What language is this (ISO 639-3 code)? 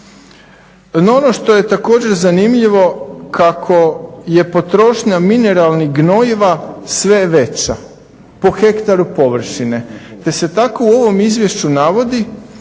hrv